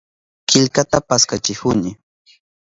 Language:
Southern Pastaza Quechua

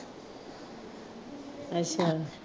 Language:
Punjabi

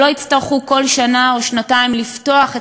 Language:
Hebrew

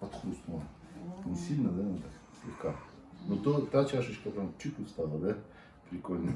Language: Russian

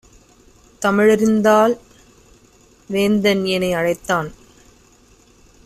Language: Tamil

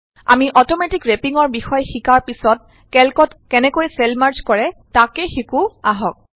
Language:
Assamese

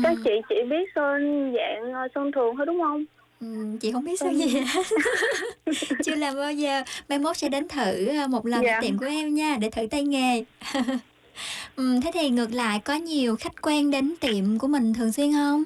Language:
Vietnamese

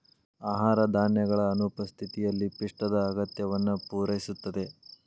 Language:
Kannada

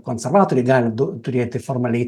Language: Lithuanian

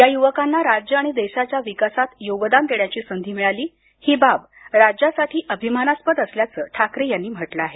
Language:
Marathi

